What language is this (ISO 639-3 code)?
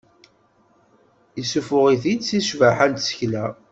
kab